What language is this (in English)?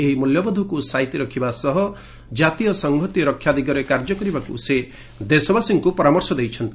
Odia